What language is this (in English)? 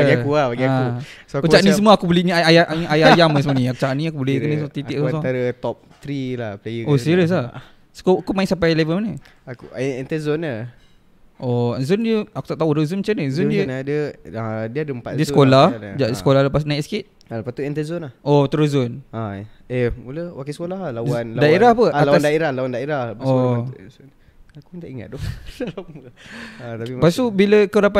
Malay